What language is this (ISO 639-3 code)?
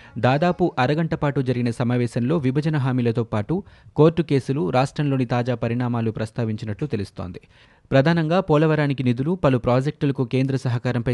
tel